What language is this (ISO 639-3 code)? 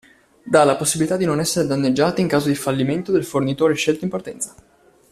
ita